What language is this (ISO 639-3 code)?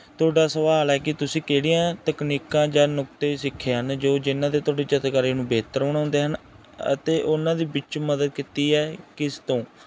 pan